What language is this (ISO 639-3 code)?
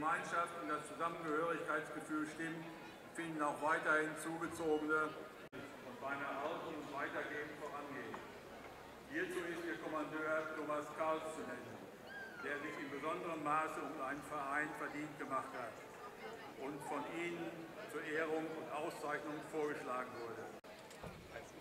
nld